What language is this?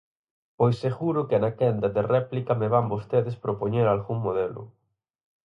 Galician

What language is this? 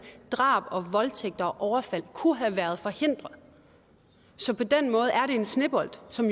Danish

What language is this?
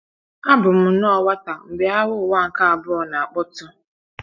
Igbo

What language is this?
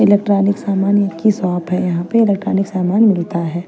Hindi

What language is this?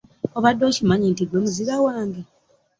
Ganda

